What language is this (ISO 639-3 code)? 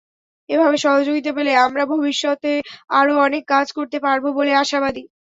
ben